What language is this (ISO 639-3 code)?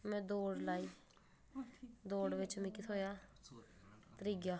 doi